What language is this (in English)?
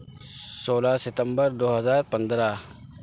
Urdu